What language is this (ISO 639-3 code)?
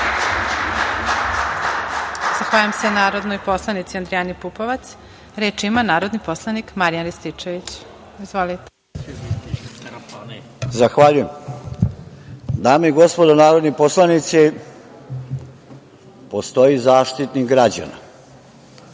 srp